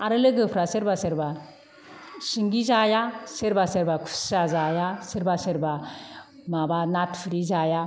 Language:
Bodo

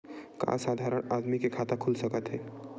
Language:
Chhattisgarhi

